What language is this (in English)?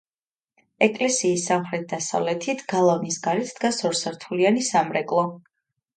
Georgian